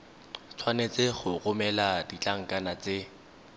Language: Tswana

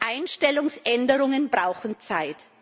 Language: German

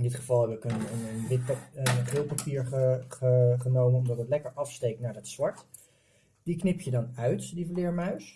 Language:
Dutch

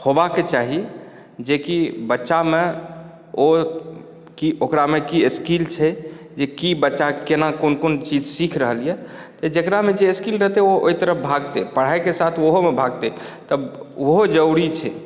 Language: Maithili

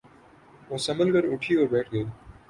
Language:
Urdu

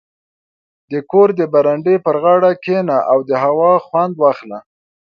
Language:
Pashto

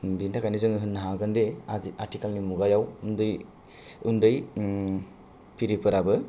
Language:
Bodo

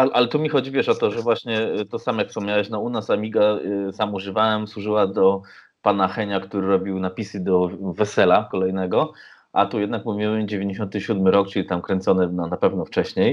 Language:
Polish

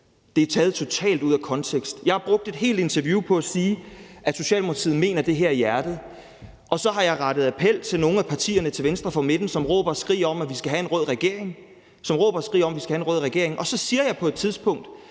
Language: Danish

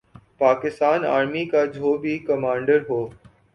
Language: Urdu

